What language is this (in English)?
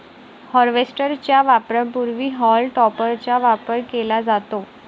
Marathi